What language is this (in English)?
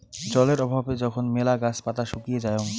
Bangla